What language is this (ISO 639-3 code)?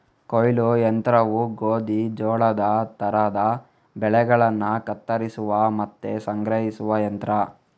kan